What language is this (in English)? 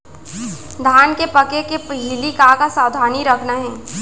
Chhattisgarhi